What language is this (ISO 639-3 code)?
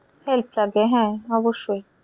ben